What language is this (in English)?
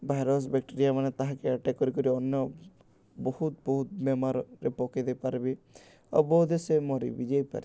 Odia